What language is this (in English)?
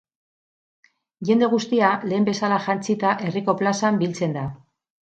Basque